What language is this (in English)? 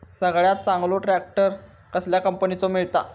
Marathi